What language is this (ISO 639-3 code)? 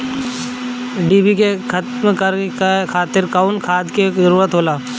bho